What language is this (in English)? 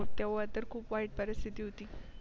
Marathi